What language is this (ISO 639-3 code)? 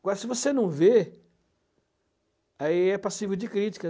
por